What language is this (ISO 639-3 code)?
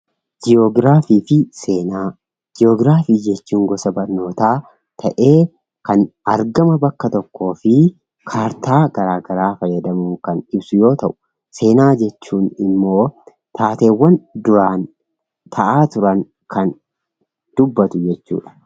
orm